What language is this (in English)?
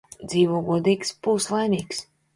Latvian